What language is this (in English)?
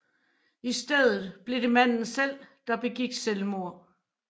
Danish